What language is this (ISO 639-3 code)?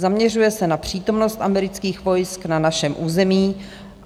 ces